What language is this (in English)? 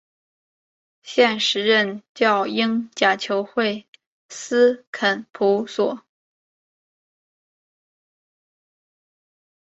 Chinese